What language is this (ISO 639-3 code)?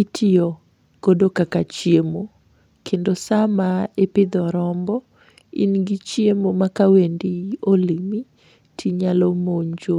luo